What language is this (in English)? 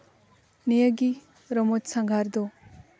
Santali